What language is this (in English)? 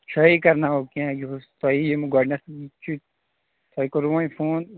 Kashmiri